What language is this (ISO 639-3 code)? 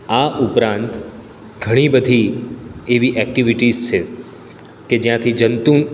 guj